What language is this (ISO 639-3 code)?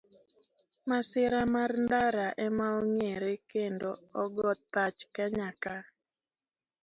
luo